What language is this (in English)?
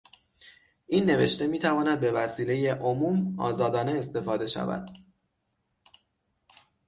Persian